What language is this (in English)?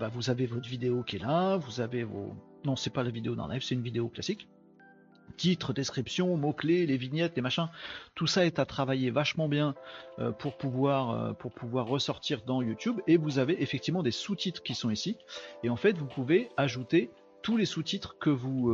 French